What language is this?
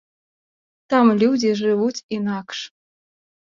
Belarusian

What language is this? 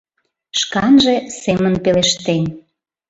Mari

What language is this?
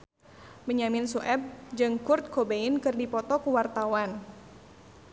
Sundanese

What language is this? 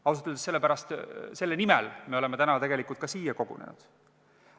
Estonian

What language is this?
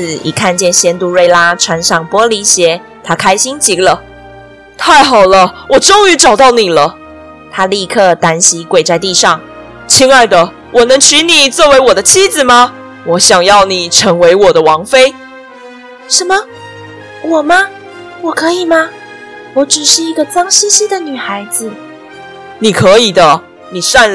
Chinese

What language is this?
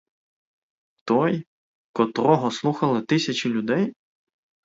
Ukrainian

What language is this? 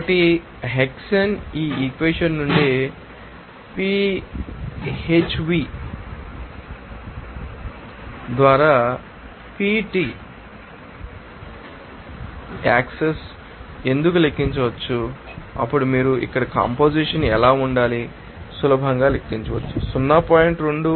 Telugu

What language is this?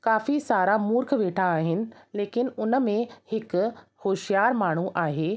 Sindhi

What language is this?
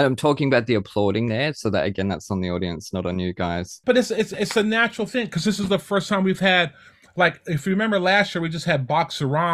English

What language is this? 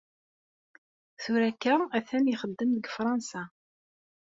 Kabyle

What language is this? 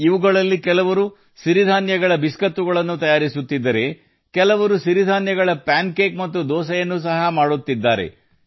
Kannada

